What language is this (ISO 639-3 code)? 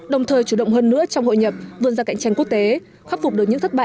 vie